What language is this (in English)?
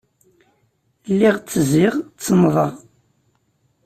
Kabyle